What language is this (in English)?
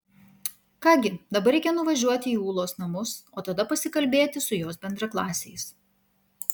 Lithuanian